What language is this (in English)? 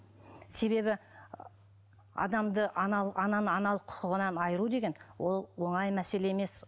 Kazakh